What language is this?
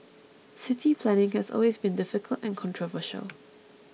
English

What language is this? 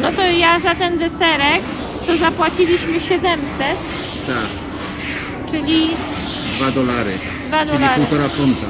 Polish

